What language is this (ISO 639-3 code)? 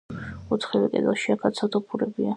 kat